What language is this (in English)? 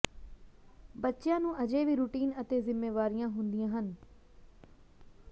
Punjabi